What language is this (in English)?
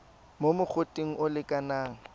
Tswana